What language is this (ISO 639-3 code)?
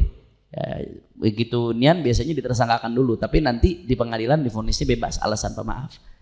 ind